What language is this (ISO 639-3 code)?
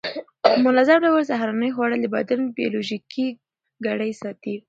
pus